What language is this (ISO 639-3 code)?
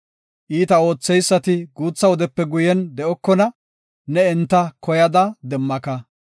gof